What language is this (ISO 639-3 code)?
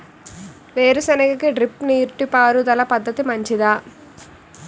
tel